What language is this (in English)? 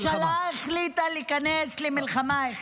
Hebrew